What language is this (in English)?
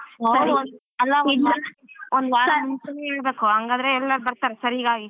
Kannada